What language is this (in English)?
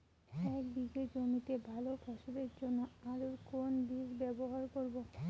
Bangla